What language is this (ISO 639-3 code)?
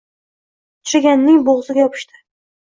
uzb